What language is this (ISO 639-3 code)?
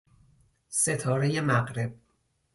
fas